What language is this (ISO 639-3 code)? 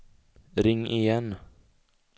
swe